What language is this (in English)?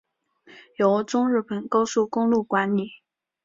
Chinese